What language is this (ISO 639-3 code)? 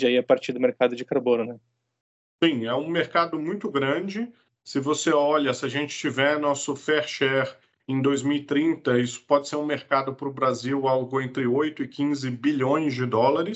por